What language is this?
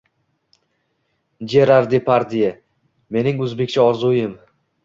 Uzbek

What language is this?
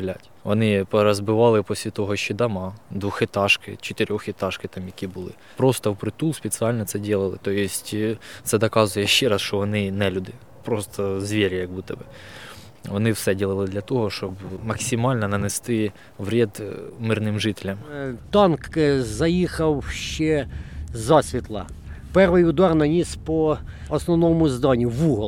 Ukrainian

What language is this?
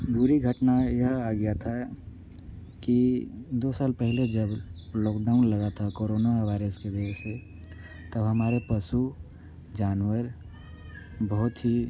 Hindi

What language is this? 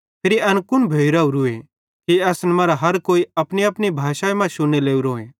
Bhadrawahi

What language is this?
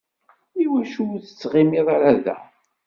Kabyle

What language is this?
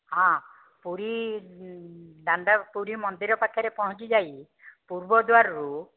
Odia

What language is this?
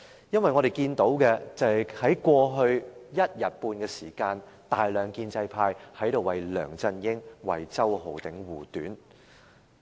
Cantonese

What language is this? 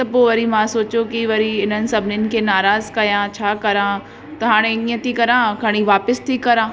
Sindhi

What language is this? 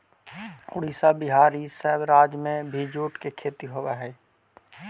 Magahi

